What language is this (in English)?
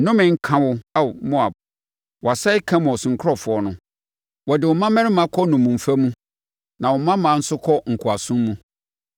Akan